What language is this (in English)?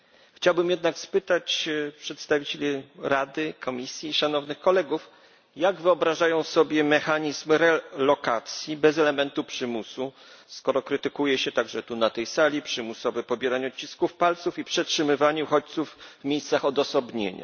Polish